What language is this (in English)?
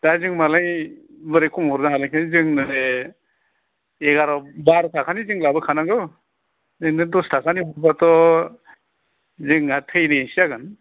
Bodo